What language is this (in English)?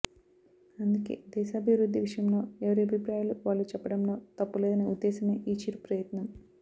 Telugu